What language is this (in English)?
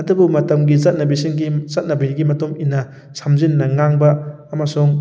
Manipuri